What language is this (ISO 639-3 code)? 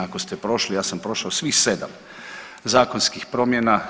hrv